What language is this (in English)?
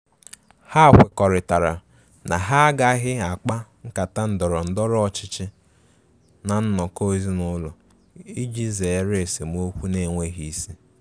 Igbo